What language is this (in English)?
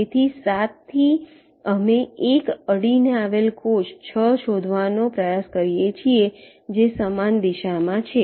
Gujarati